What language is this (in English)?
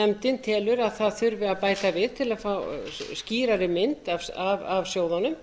Icelandic